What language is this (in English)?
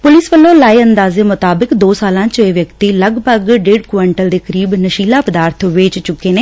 Punjabi